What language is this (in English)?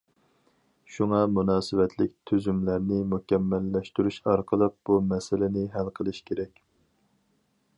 Uyghur